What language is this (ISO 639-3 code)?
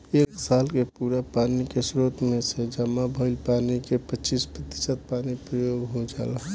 bho